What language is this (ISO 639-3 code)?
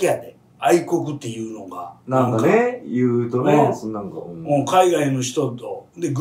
jpn